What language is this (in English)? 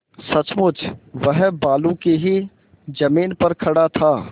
Hindi